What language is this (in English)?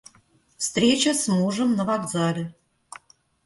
Russian